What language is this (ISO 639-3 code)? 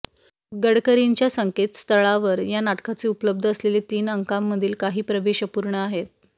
mar